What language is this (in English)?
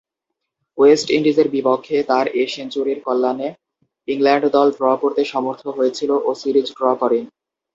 Bangla